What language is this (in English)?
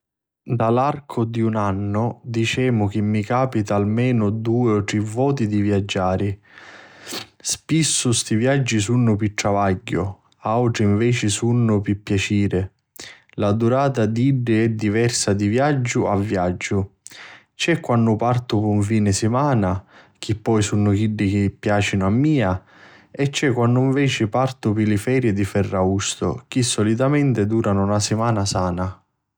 Sicilian